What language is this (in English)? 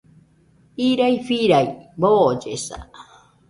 Nüpode Huitoto